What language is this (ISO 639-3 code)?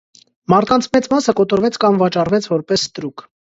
hye